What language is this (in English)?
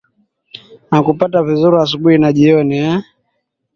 Swahili